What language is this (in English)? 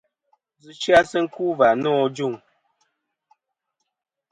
Kom